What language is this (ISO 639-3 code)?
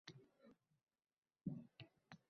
uzb